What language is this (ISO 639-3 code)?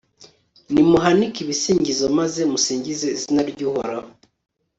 kin